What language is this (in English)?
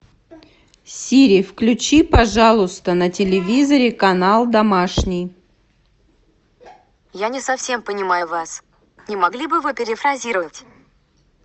Russian